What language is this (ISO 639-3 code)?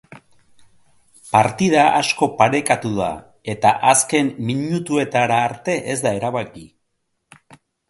eus